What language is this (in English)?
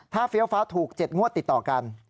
Thai